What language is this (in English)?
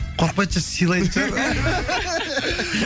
Kazakh